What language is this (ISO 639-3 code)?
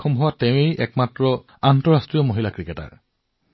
asm